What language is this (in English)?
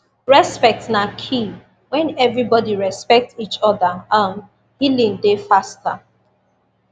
Nigerian Pidgin